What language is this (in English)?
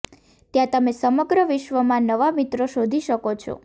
Gujarati